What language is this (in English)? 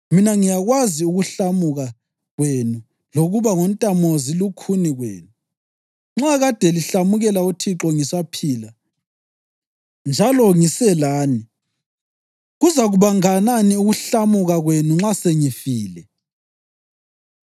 North Ndebele